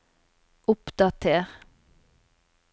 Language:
Norwegian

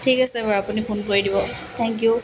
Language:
Assamese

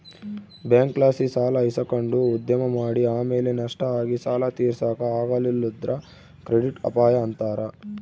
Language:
Kannada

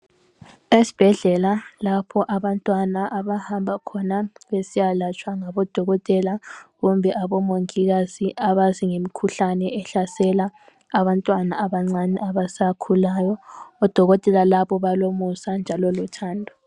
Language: North Ndebele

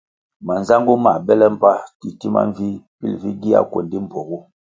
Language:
Kwasio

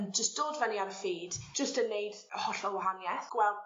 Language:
Welsh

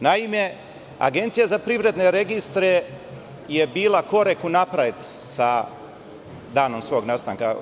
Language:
Serbian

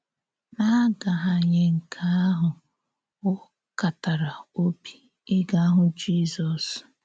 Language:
Igbo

